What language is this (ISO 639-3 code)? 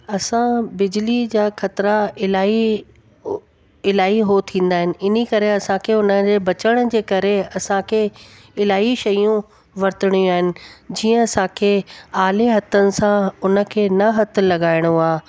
snd